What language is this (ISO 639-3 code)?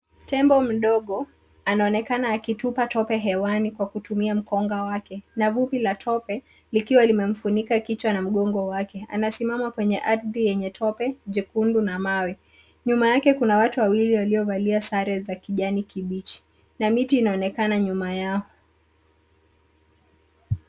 swa